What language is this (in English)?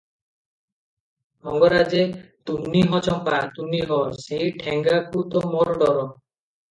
Odia